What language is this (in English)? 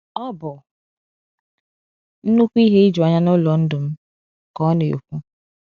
Igbo